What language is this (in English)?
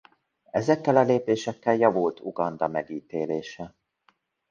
Hungarian